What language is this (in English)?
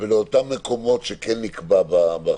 Hebrew